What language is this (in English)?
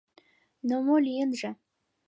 Mari